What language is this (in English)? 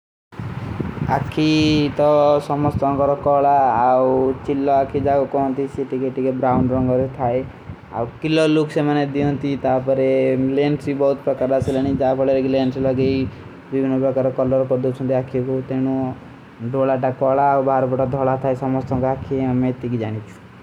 Kui (India)